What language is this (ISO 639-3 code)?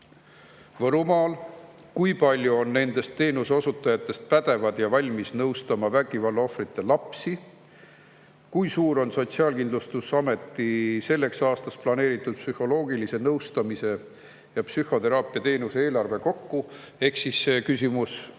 est